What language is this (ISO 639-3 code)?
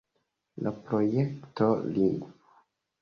epo